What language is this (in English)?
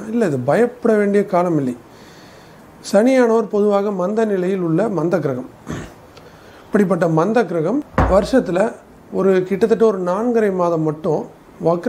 Arabic